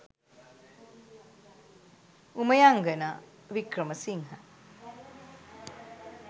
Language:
Sinhala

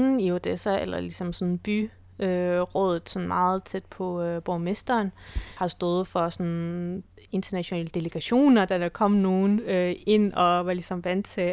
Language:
Danish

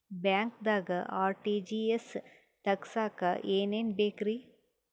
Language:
Kannada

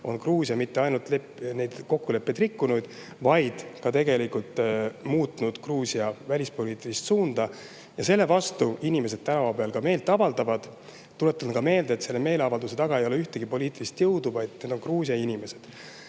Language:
Estonian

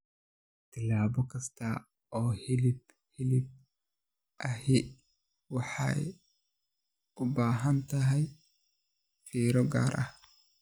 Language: Somali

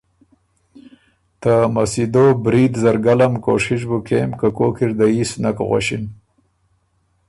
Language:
Ormuri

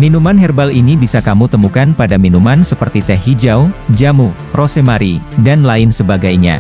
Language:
Indonesian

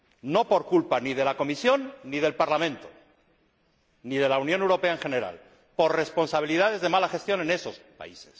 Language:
Spanish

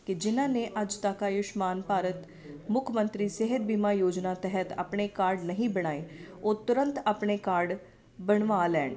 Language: Punjabi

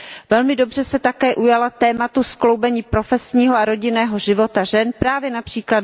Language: Czech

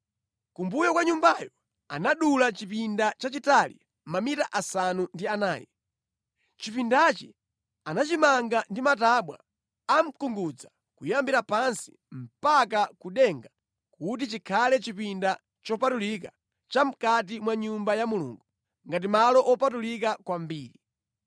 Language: Nyanja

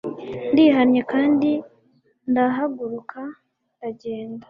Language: Kinyarwanda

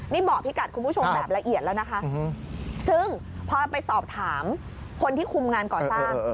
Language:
Thai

